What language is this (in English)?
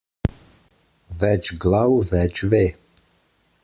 Slovenian